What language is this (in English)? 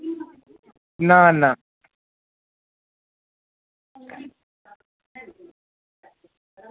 Dogri